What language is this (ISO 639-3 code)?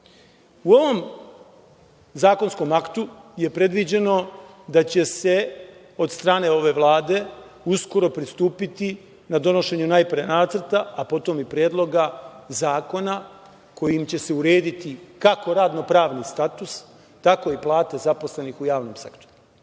srp